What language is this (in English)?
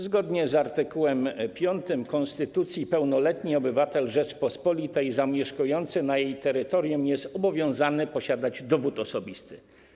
Polish